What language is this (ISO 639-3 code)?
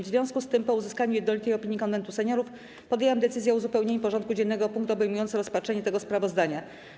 pol